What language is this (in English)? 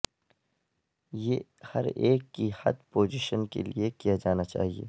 Urdu